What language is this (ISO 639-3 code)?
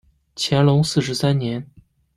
zho